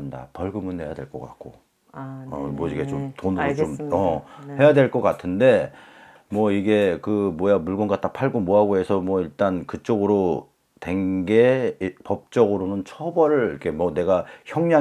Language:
Korean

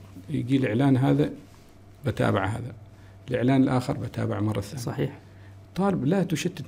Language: Arabic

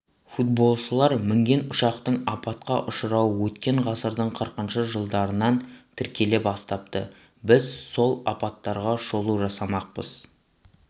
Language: Kazakh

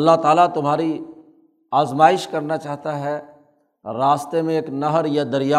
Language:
Urdu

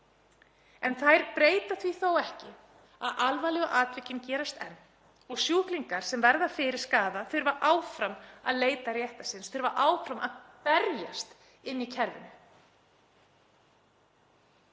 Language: Icelandic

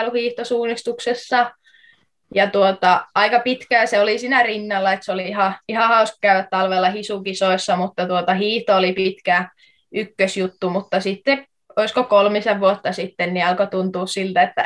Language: Finnish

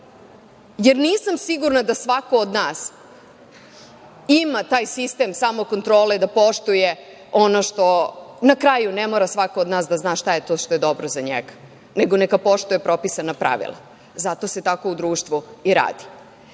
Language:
Serbian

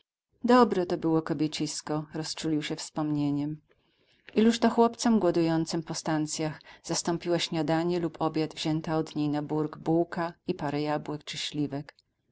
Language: Polish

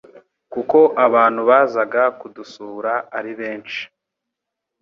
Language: Kinyarwanda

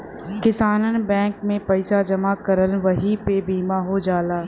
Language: Bhojpuri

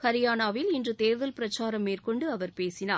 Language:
Tamil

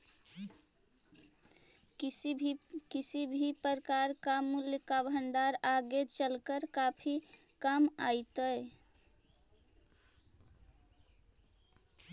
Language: Magahi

